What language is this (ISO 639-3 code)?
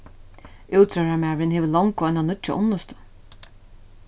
fao